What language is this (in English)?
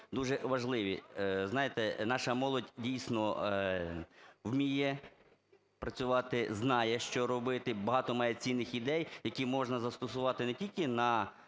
Ukrainian